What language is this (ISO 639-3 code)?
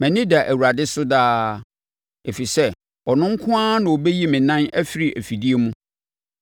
aka